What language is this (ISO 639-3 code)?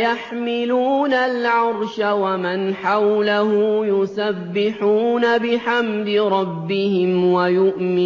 ara